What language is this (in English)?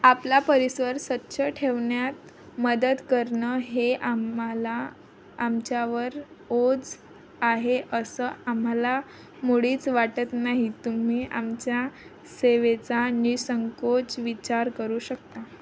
Marathi